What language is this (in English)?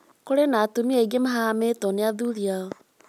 Kikuyu